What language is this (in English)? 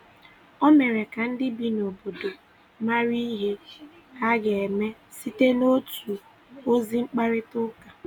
Igbo